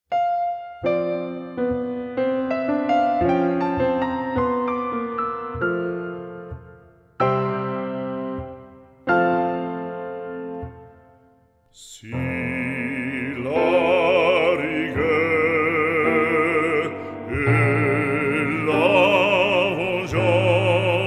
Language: Bulgarian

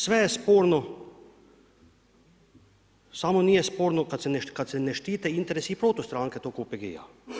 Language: Croatian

